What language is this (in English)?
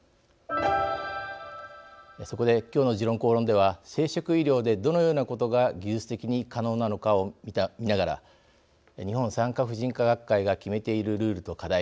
Japanese